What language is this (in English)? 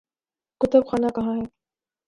Urdu